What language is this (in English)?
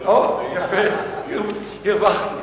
Hebrew